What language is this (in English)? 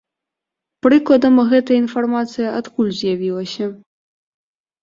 Belarusian